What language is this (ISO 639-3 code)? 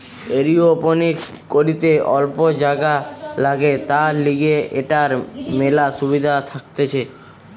ben